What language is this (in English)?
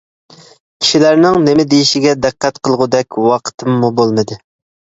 Uyghur